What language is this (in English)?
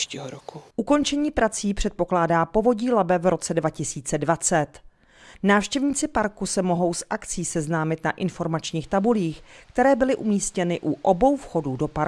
Czech